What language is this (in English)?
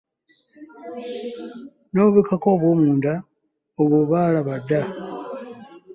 Ganda